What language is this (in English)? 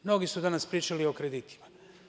Serbian